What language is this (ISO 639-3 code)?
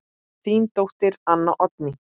isl